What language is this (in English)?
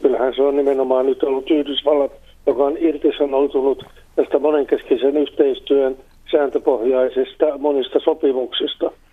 Finnish